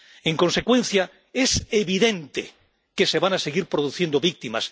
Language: Spanish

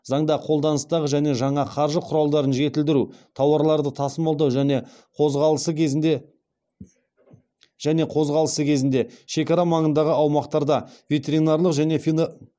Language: Kazakh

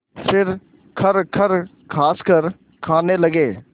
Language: Hindi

